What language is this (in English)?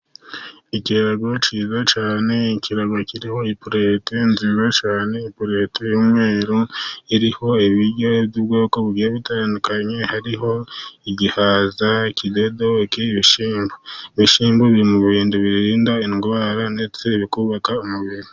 Kinyarwanda